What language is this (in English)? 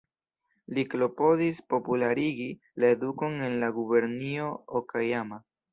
Esperanto